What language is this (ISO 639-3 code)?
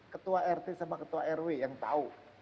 ind